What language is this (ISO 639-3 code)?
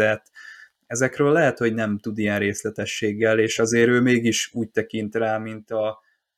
hun